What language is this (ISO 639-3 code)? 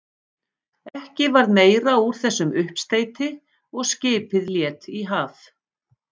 isl